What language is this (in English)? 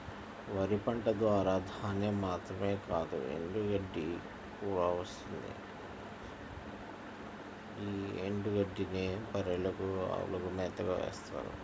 Telugu